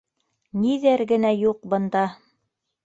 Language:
Bashkir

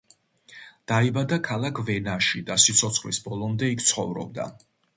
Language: Georgian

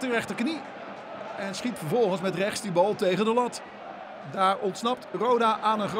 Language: Dutch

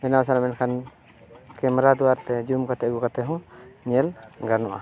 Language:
Santali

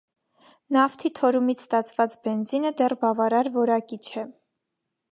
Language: Armenian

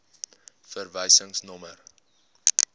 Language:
Afrikaans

